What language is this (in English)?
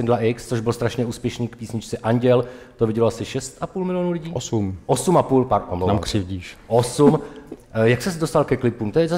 Czech